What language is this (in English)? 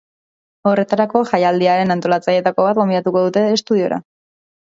Basque